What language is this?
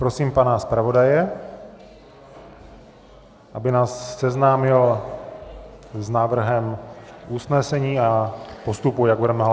Czech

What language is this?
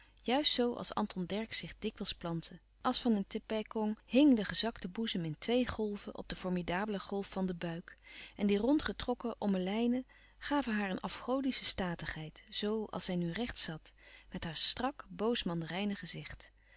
Dutch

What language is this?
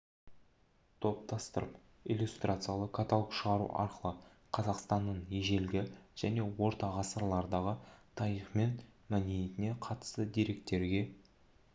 Kazakh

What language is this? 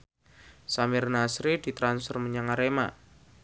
Javanese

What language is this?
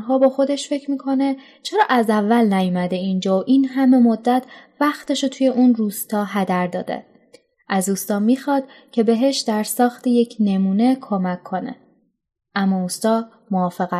Persian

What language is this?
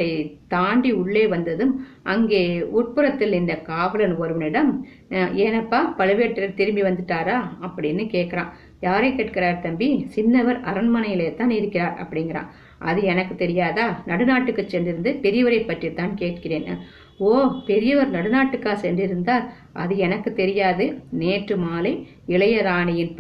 Tamil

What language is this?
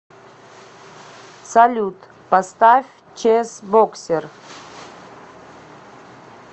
Russian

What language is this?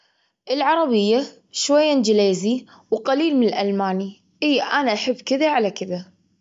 Gulf Arabic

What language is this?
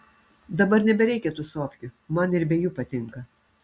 Lithuanian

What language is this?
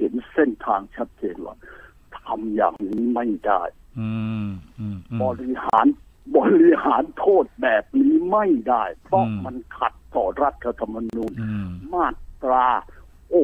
Thai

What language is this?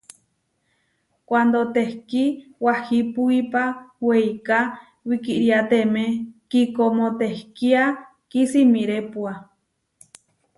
Huarijio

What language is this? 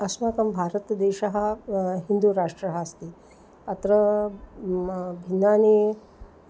Sanskrit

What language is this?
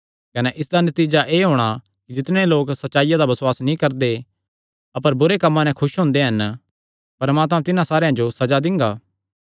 Kangri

